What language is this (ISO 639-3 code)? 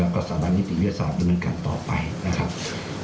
tha